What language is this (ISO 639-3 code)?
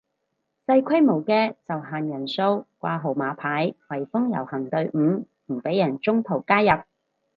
yue